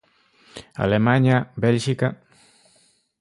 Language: Galician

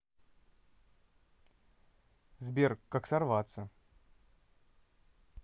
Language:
Russian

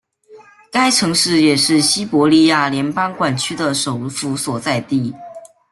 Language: Chinese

